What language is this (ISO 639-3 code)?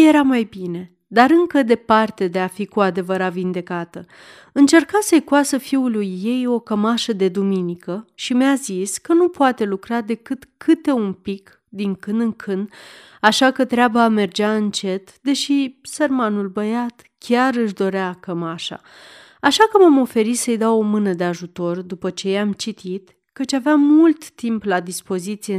ron